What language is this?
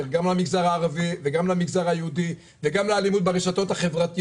Hebrew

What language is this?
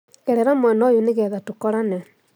Kikuyu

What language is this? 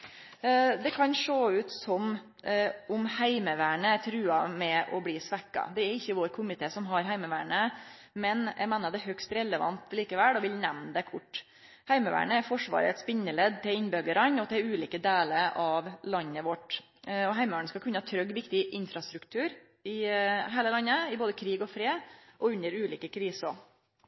Norwegian Nynorsk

